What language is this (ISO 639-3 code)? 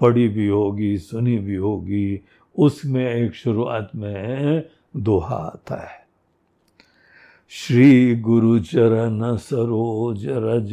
hin